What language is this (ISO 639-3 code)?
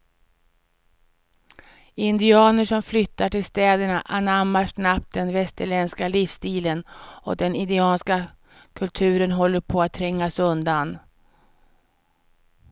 swe